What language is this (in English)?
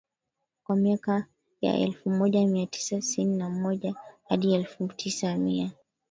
Swahili